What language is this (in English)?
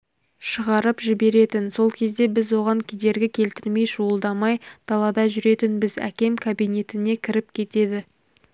Kazakh